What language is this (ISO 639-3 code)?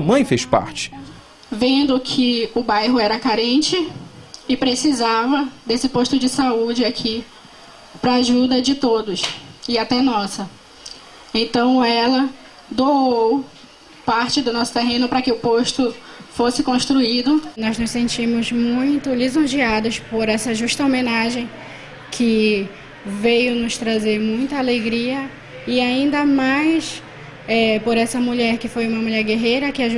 por